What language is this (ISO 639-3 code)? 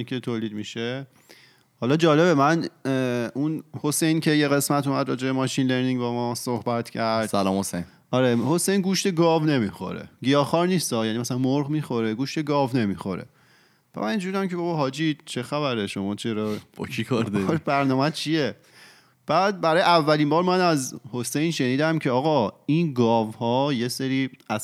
fas